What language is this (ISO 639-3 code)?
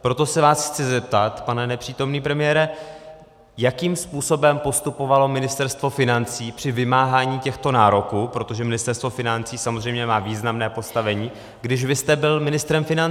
ces